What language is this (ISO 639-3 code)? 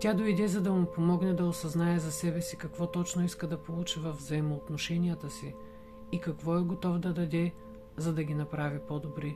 bul